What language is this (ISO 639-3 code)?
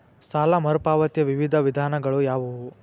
kan